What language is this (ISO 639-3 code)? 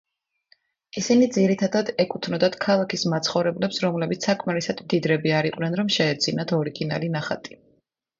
kat